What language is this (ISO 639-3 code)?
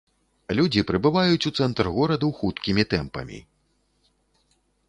bel